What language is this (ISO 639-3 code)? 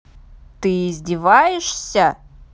rus